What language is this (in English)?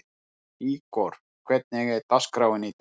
Icelandic